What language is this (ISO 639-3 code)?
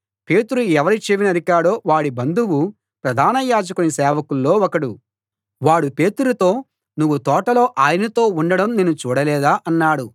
tel